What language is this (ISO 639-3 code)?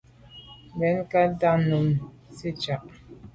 byv